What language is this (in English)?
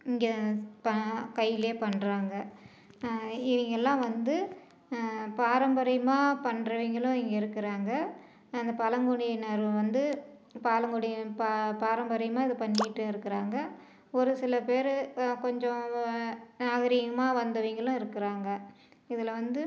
Tamil